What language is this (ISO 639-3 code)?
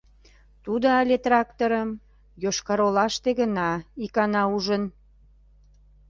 chm